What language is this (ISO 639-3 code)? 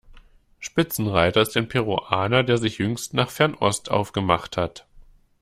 deu